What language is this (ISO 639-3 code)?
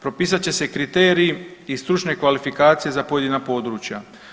hrv